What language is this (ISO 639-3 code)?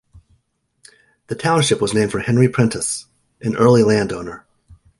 eng